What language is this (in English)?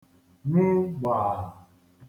Igbo